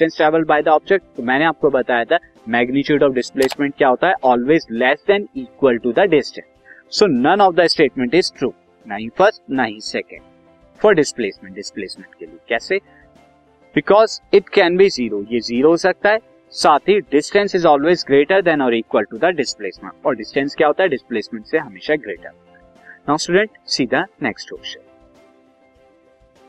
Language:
Hindi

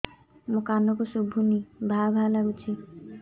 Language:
Odia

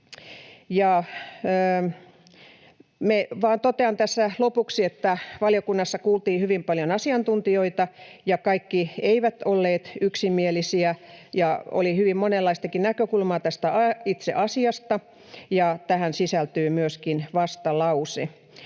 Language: Finnish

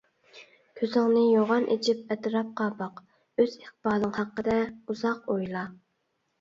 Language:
Uyghur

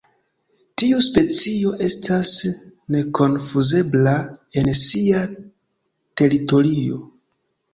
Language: Esperanto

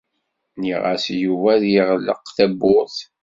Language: Kabyle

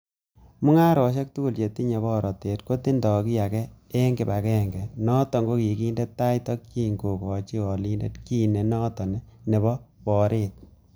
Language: Kalenjin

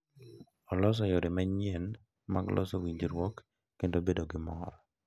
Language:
Luo (Kenya and Tanzania)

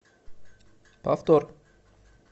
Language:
Russian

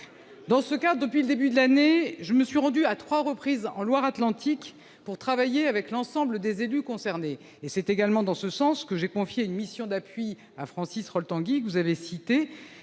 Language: French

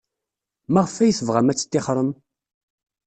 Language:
Kabyle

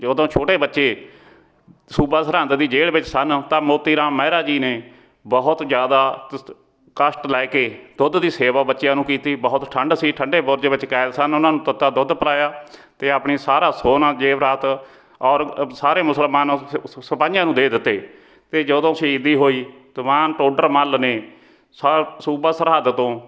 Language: Punjabi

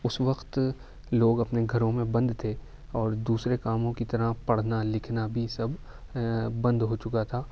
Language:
Urdu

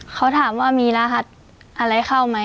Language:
Thai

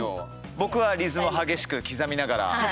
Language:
Japanese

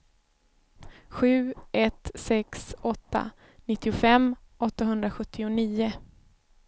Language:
Swedish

